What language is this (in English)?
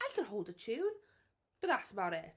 English